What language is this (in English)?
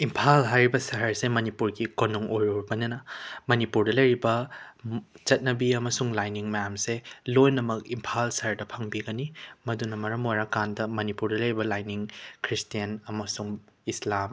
Manipuri